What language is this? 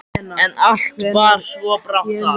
Icelandic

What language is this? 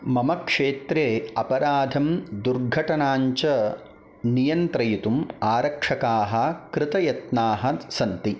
Sanskrit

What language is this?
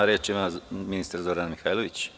Serbian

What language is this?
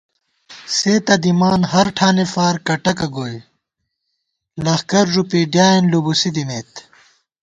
Gawar-Bati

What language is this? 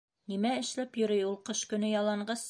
Bashkir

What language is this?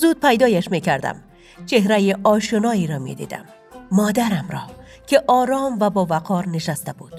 Persian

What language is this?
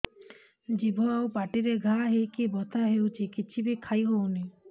Odia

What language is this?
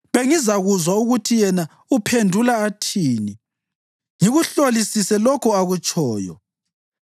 North Ndebele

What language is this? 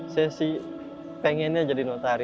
Indonesian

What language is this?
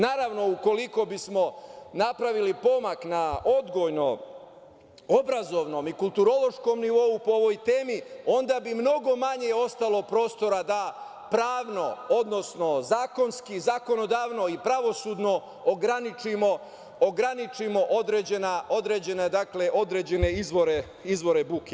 Serbian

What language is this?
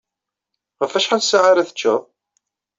Kabyle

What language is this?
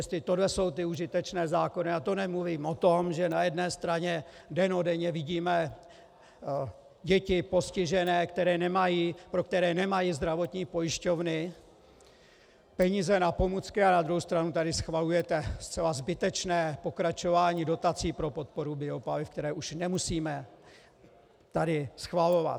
Czech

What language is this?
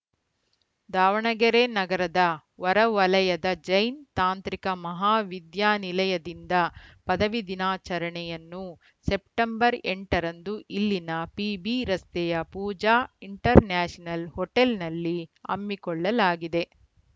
Kannada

